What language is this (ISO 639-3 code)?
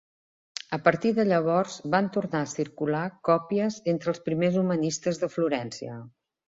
cat